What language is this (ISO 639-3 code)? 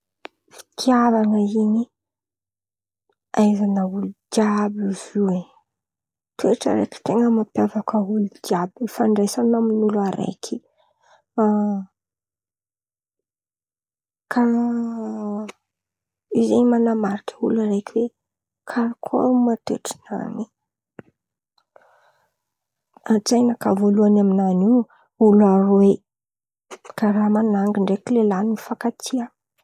xmv